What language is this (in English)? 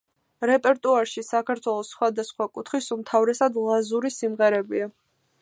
Georgian